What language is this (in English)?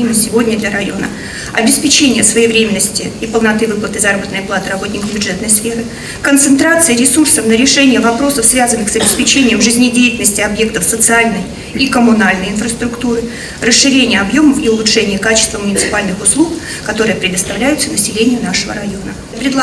Russian